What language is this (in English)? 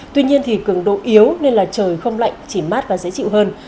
Vietnamese